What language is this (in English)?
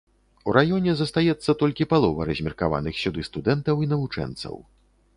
Belarusian